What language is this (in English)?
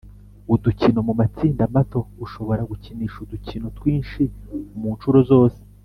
Kinyarwanda